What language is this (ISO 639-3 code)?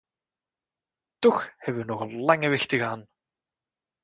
nld